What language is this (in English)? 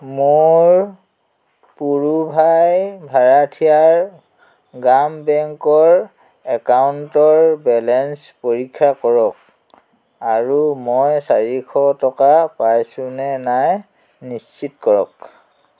Assamese